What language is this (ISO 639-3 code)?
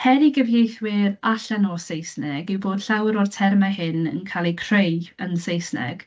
cym